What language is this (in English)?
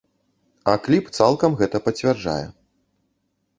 Belarusian